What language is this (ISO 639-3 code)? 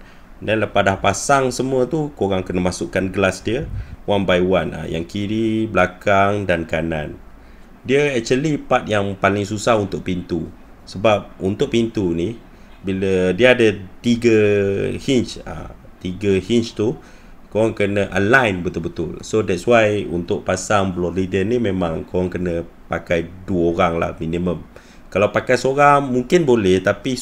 msa